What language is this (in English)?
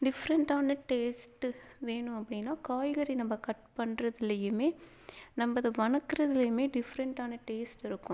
Tamil